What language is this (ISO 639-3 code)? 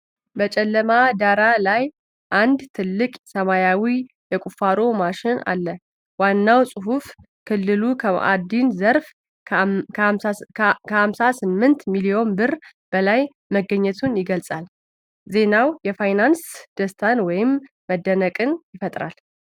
amh